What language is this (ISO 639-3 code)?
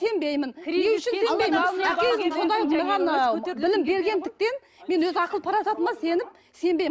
kaz